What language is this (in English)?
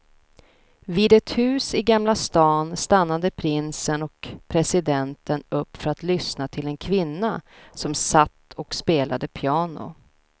Swedish